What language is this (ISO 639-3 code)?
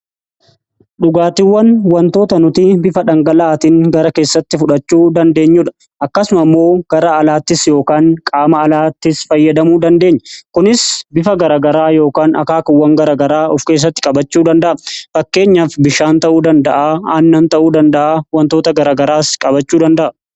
orm